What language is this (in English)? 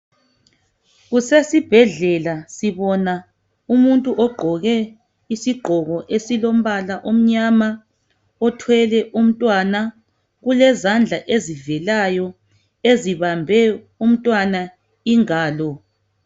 North Ndebele